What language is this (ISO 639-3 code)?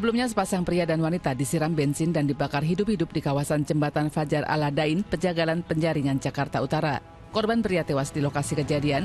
ind